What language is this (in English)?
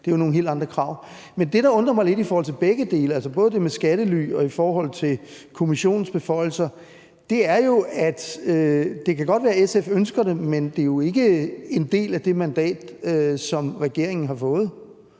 Danish